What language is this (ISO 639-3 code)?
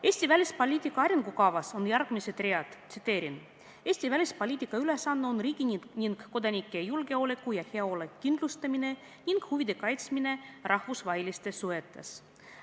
est